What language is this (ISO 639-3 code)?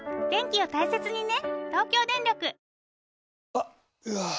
jpn